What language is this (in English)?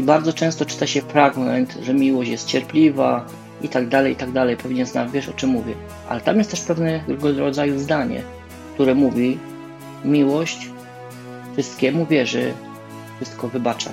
Polish